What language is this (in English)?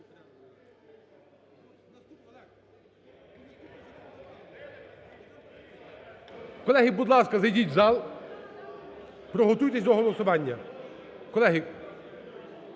Ukrainian